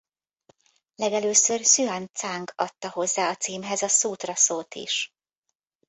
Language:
Hungarian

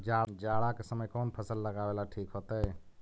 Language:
Magahi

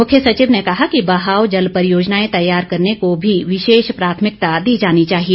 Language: Hindi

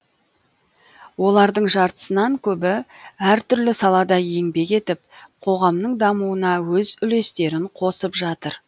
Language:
Kazakh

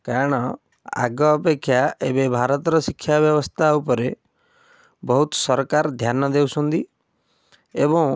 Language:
Odia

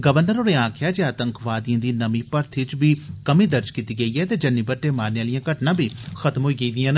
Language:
Dogri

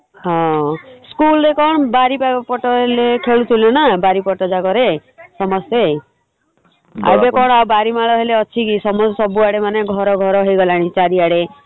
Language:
Odia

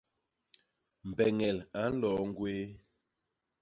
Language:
Basaa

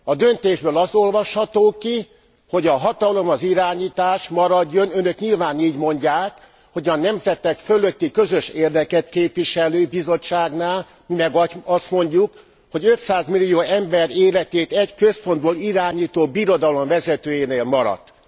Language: Hungarian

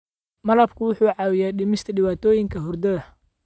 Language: Somali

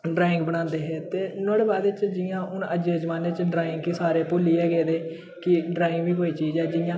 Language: Dogri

